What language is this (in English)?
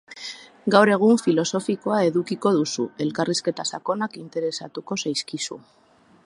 Basque